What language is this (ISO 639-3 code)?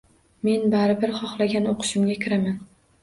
uzb